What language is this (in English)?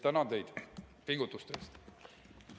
Estonian